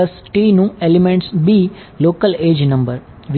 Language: Gujarati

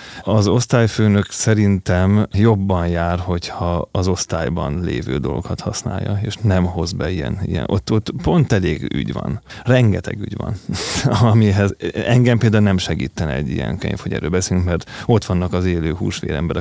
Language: Hungarian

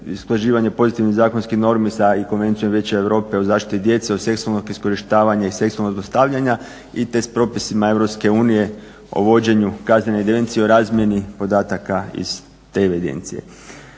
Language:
Croatian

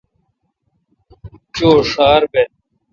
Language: Kalkoti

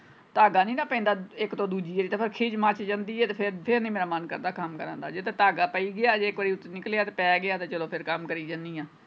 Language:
Punjabi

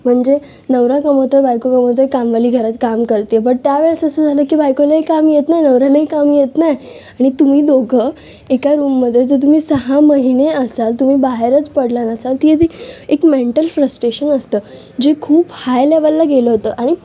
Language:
Marathi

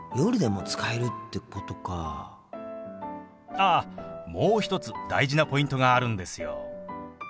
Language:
Japanese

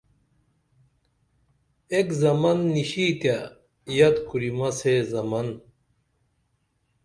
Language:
Dameli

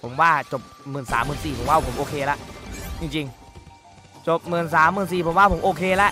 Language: Thai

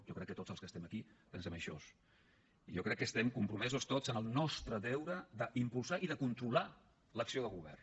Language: Catalan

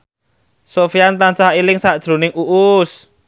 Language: Javanese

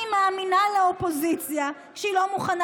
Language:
Hebrew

